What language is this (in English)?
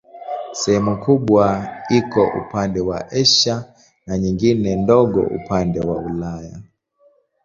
Swahili